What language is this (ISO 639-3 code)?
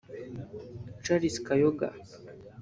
kin